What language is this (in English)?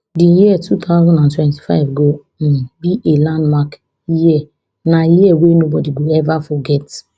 Nigerian Pidgin